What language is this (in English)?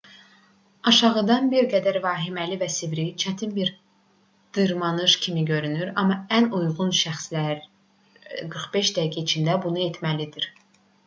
Azerbaijani